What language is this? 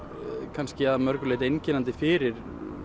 Icelandic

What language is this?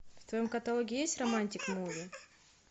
Russian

